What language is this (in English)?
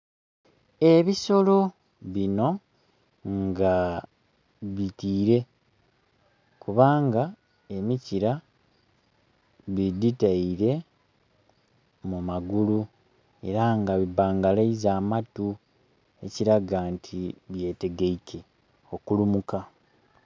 Soga